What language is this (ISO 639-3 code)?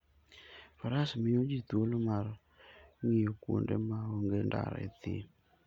luo